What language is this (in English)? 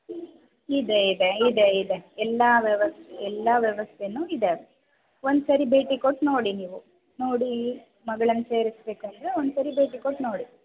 Kannada